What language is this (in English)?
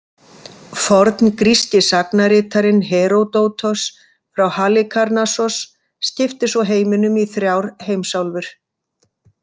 Icelandic